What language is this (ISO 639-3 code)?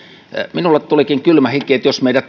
fin